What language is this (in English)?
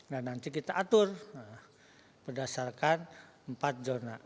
Indonesian